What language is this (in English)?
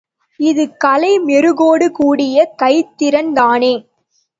Tamil